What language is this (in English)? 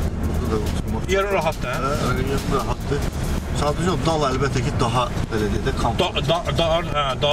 Turkish